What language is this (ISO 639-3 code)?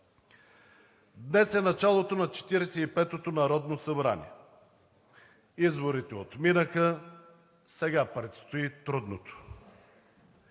bul